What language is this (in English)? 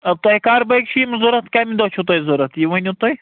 Kashmiri